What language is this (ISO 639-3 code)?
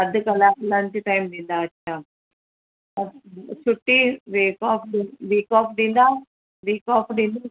snd